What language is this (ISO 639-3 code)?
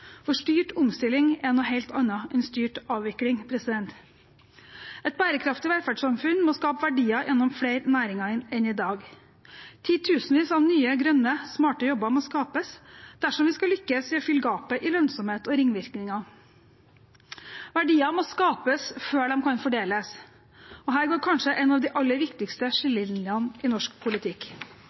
nob